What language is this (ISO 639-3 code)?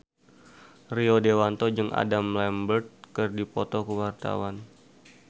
sun